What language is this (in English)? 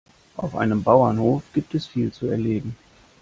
German